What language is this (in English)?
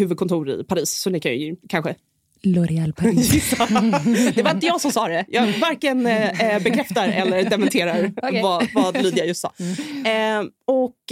Swedish